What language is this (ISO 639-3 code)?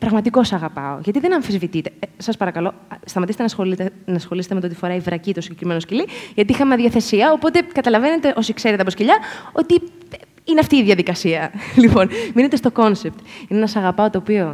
ell